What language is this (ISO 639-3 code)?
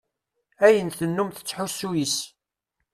kab